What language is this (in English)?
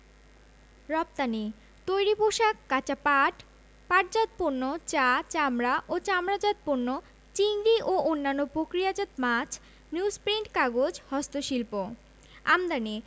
Bangla